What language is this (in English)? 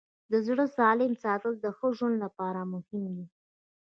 Pashto